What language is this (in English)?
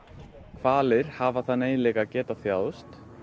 Icelandic